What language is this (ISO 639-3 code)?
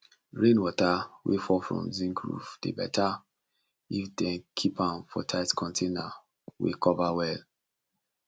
pcm